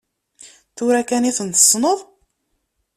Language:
Kabyle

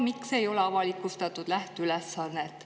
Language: Estonian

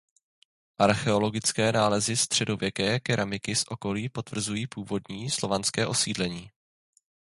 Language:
Czech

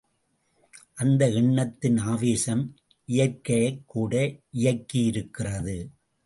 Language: Tamil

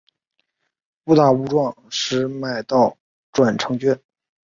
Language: Chinese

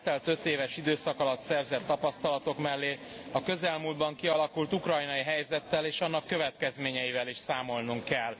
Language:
Hungarian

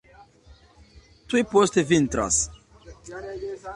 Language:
Esperanto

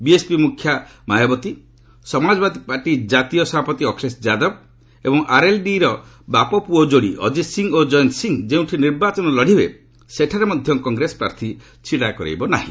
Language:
Odia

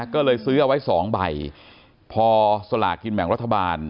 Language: Thai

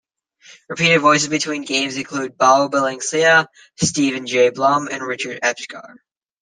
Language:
English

